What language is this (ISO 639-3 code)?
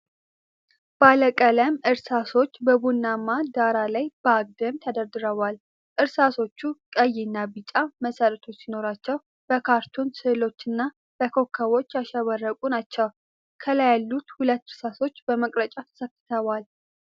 amh